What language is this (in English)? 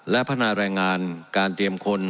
Thai